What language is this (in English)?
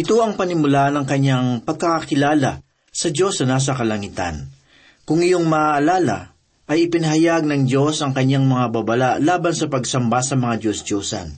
Filipino